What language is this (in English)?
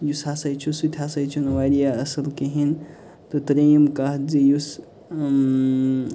Kashmiri